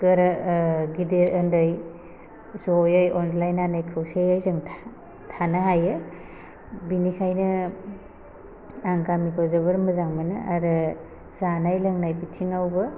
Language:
Bodo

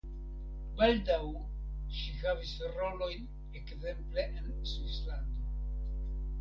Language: Esperanto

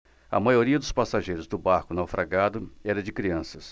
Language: Portuguese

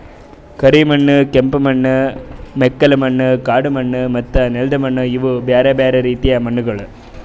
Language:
Kannada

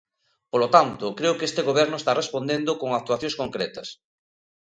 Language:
Galician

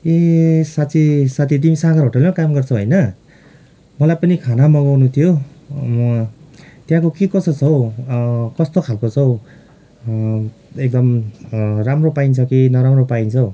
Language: Nepali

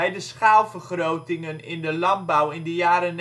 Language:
Dutch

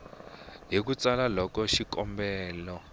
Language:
Tsonga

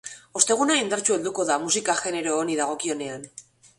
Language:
Basque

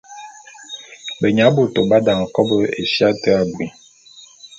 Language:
Bulu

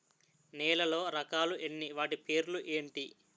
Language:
Telugu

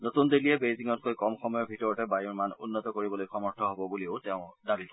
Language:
Assamese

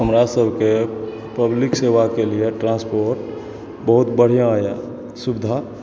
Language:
Maithili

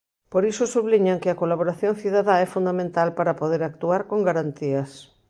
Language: Galician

